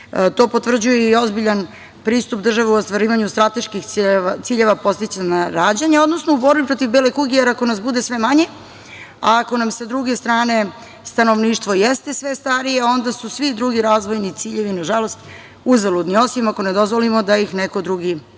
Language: Serbian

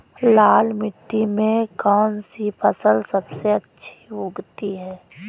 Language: Hindi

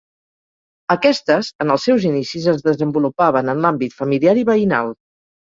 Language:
Catalan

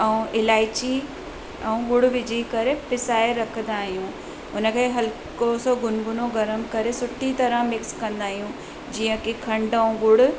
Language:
Sindhi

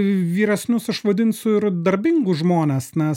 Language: Lithuanian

